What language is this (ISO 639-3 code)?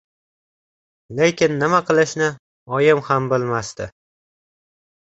uzb